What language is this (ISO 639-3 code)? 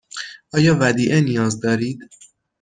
fas